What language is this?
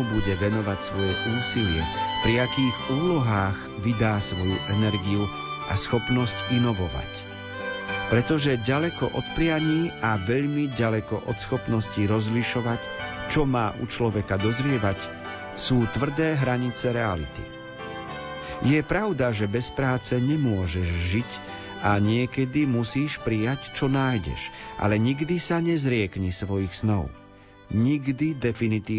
Slovak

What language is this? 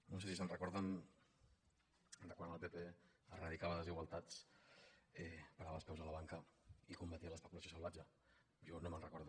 Catalan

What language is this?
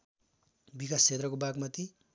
Nepali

